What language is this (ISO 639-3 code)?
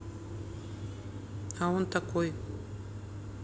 rus